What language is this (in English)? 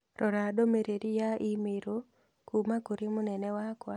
Kikuyu